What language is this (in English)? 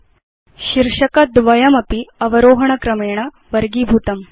Sanskrit